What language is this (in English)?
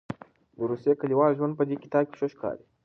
Pashto